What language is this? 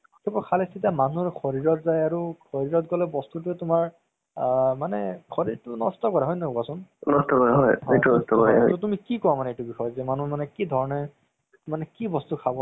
Assamese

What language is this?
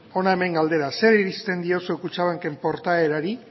Basque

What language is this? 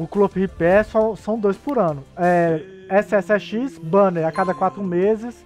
Portuguese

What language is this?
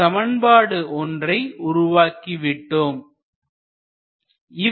Tamil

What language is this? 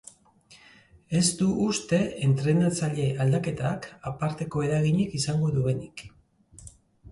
Basque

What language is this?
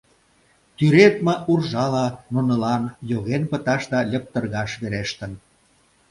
Mari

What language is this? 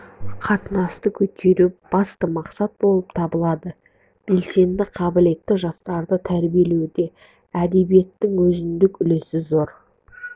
Kazakh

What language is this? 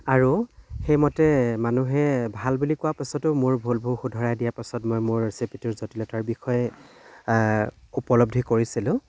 Assamese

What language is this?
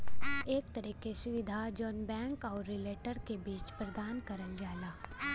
Bhojpuri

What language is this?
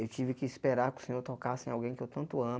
Portuguese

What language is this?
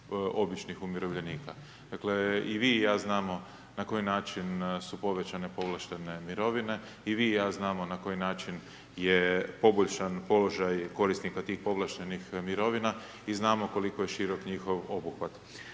Croatian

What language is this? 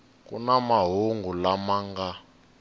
Tsonga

